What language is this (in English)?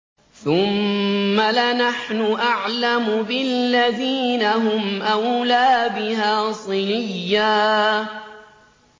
Arabic